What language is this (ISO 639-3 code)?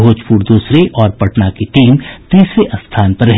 hin